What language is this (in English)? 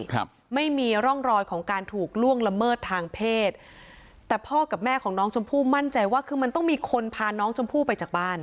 Thai